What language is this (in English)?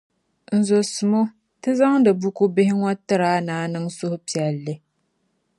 Dagbani